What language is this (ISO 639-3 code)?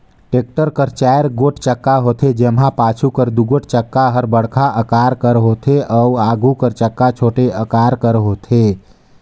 hne